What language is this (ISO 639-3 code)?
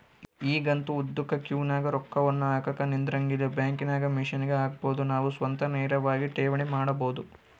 kan